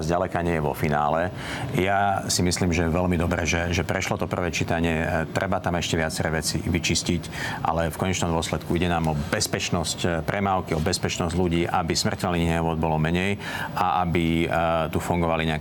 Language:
Slovak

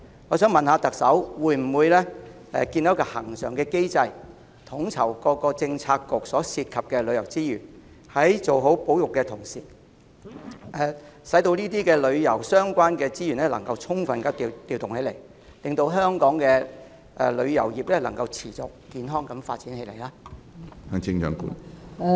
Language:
Cantonese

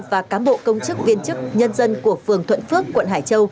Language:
Vietnamese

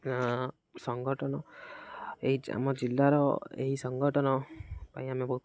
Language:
Odia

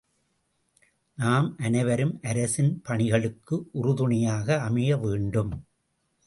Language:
Tamil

